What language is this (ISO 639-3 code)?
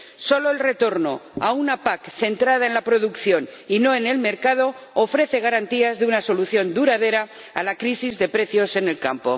spa